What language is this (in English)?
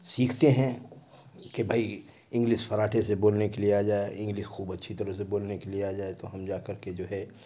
Urdu